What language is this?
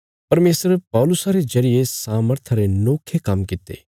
Bilaspuri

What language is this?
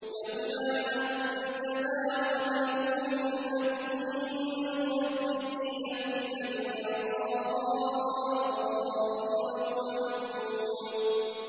Arabic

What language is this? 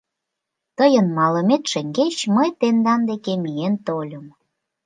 Mari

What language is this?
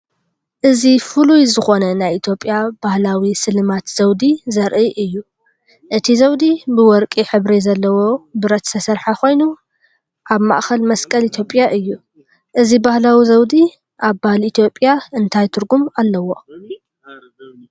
Tigrinya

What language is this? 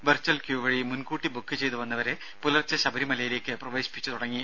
Malayalam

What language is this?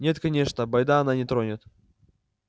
Russian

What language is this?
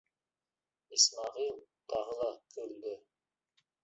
Bashkir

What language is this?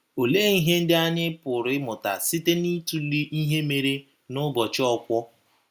Igbo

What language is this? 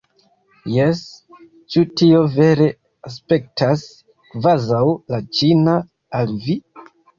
Esperanto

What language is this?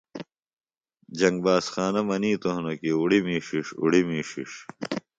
Phalura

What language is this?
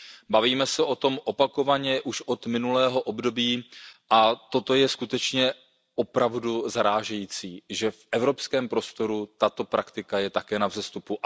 Czech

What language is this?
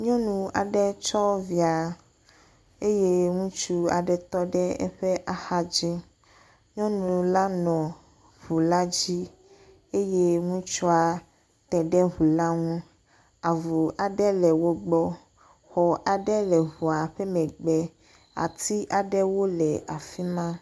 Ewe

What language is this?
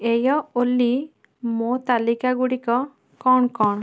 Odia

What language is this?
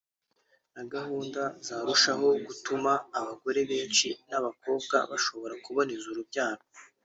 Kinyarwanda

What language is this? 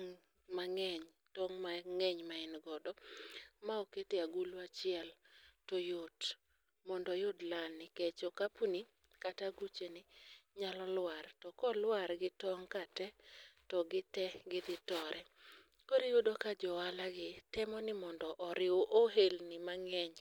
Luo (Kenya and Tanzania)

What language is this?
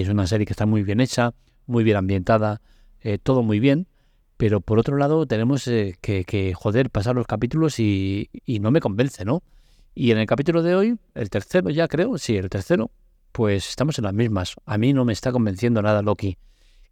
Spanish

